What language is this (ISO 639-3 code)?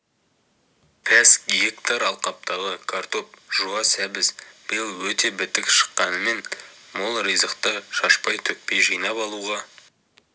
kaz